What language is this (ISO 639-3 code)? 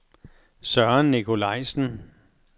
dan